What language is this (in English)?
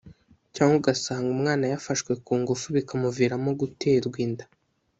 Kinyarwanda